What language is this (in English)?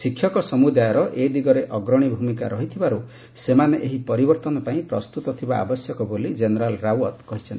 Odia